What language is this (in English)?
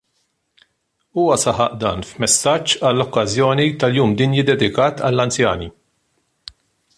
Maltese